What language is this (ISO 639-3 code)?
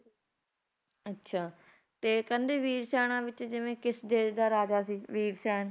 pan